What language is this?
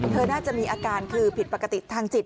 Thai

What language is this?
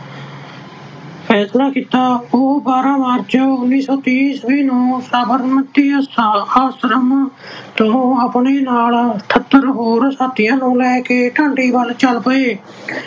Punjabi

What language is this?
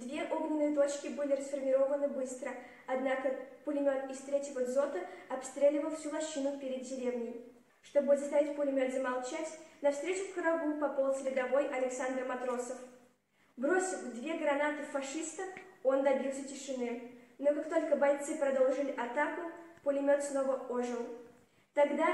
Russian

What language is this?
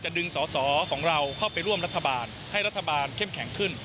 Thai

